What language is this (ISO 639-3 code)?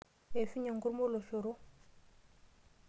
mas